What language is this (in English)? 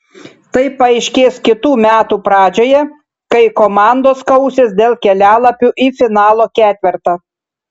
Lithuanian